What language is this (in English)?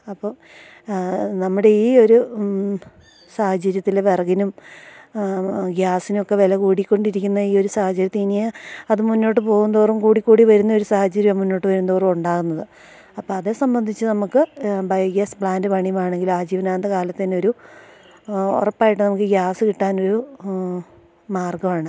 Malayalam